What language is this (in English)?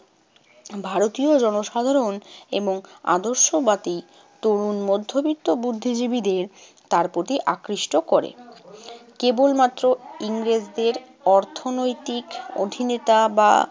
Bangla